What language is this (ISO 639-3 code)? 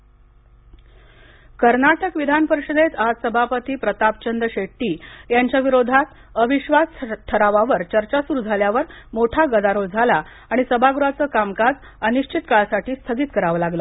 mar